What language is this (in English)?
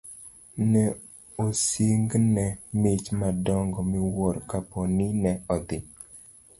Luo (Kenya and Tanzania)